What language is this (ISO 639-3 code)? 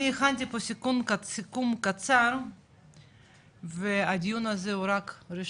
heb